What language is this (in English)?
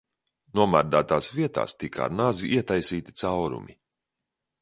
Latvian